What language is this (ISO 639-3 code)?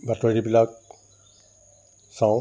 asm